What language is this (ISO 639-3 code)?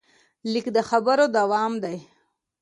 pus